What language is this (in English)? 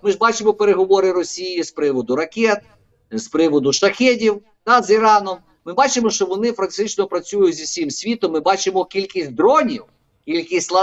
Ukrainian